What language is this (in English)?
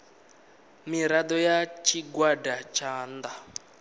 Venda